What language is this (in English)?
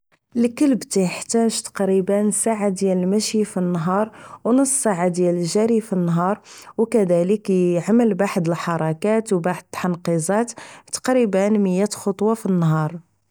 Moroccan Arabic